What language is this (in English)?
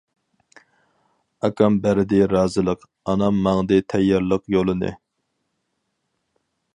Uyghur